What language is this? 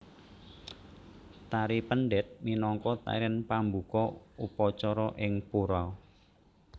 Javanese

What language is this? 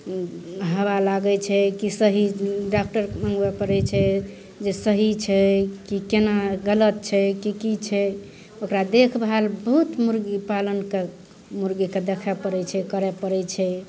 Maithili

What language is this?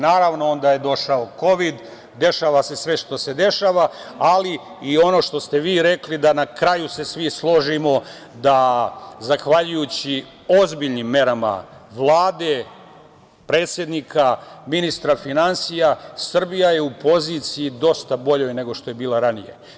Serbian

